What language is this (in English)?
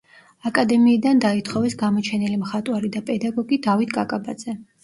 Georgian